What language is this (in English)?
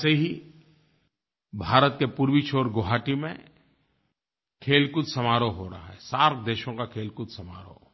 Hindi